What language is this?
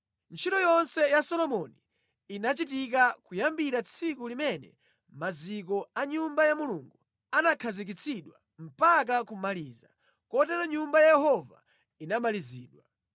Nyanja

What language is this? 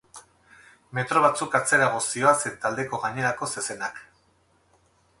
Basque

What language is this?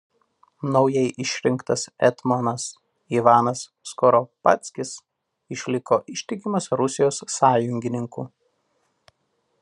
Lithuanian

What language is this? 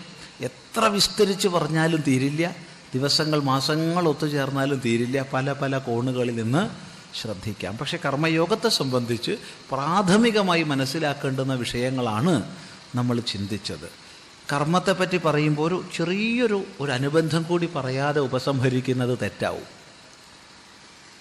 Malayalam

